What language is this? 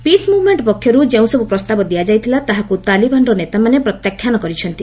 Odia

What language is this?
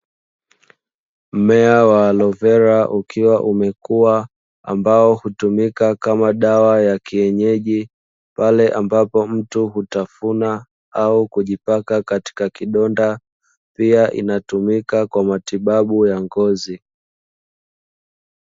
Swahili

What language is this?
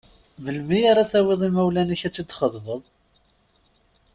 Kabyle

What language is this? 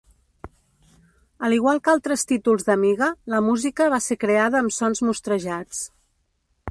Catalan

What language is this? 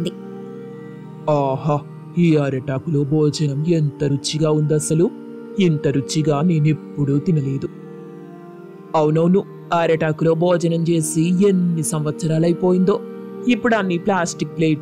Telugu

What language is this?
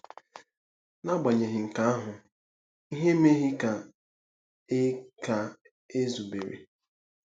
Igbo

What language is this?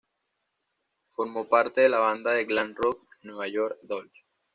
Spanish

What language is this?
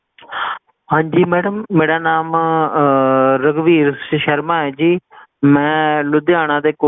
Punjabi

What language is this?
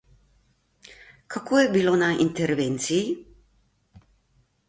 Slovenian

